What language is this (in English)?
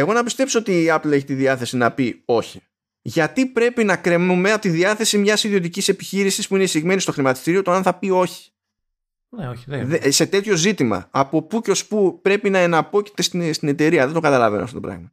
Greek